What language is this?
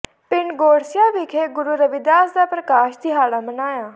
Punjabi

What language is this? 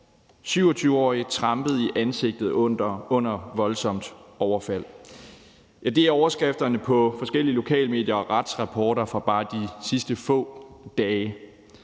Danish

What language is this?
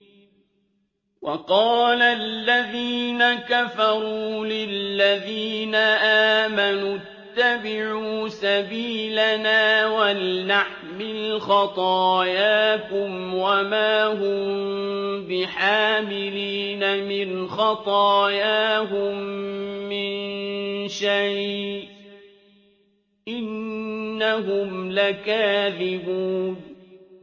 Arabic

